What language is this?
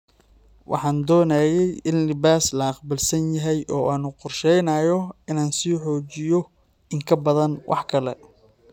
Somali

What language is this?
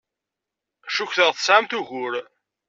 Kabyle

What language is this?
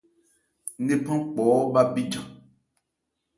Ebrié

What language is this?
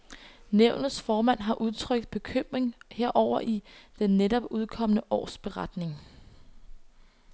Danish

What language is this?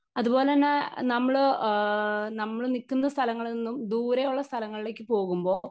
Malayalam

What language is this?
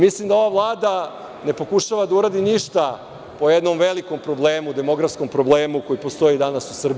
Serbian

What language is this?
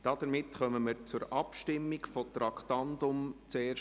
Swiss German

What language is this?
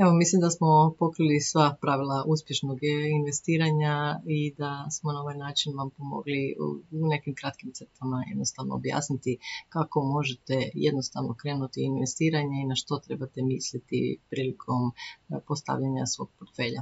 Croatian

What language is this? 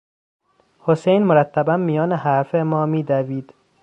Persian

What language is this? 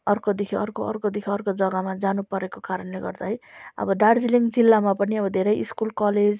Nepali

